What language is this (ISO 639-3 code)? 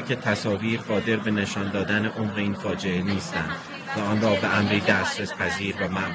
fas